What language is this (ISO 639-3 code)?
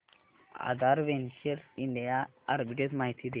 mar